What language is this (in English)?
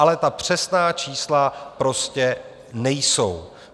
Czech